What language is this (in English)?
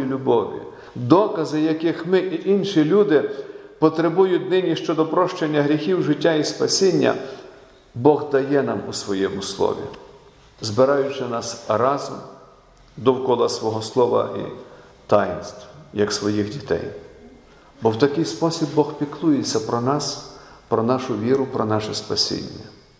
Ukrainian